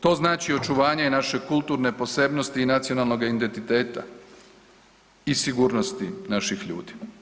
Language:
Croatian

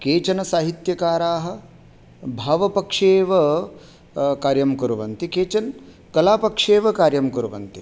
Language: Sanskrit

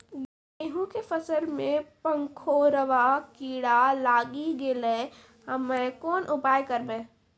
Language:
Maithili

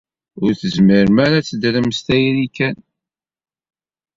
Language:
Kabyle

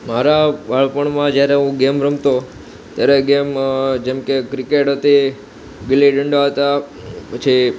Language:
Gujarati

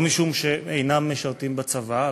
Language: Hebrew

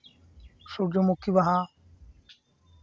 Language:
Santali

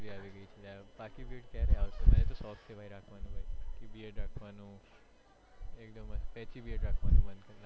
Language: Gujarati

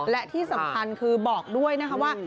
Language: Thai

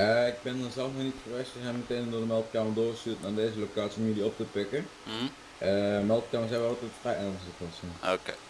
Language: Dutch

